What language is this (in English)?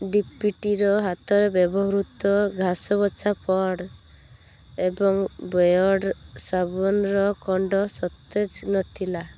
Odia